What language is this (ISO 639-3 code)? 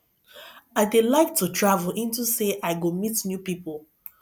pcm